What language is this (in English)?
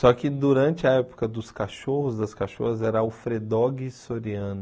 Portuguese